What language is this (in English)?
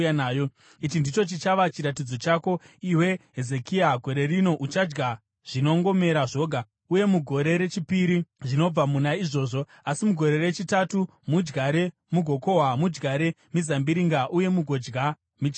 Shona